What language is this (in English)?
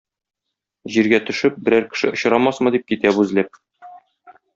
Tatar